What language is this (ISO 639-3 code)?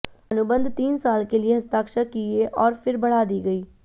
hin